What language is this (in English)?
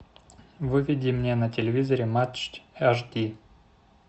Russian